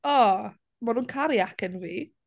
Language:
Welsh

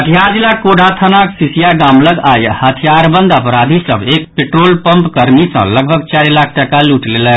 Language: Maithili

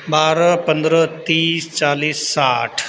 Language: Maithili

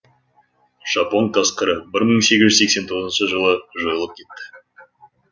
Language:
Kazakh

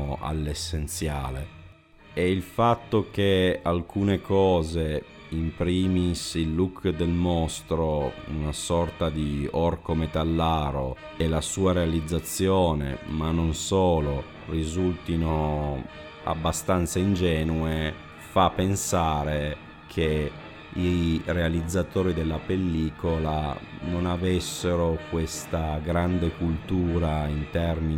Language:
Italian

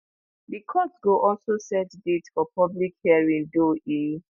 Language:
Nigerian Pidgin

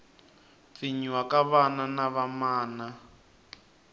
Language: Tsonga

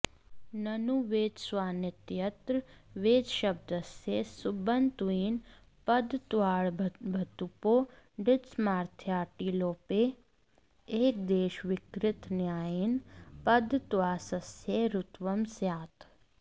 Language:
Sanskrit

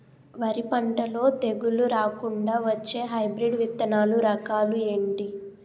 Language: Telugu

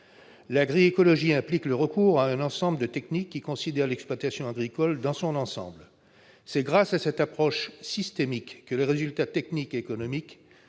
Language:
French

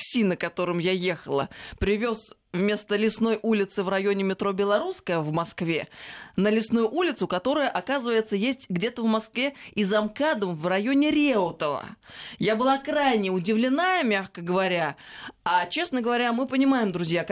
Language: Russian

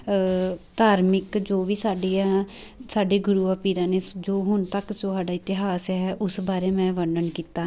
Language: Punjabi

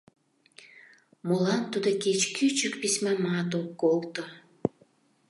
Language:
Mari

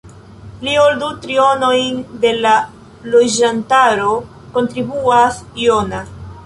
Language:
Esperanto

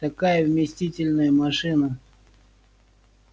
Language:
Russian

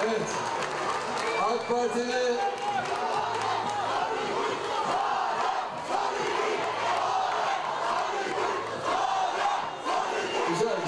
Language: Turkish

